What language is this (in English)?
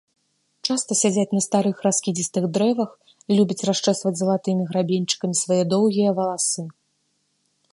Belarusian